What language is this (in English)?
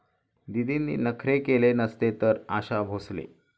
Marathi